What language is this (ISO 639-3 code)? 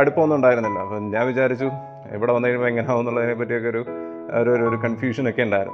mal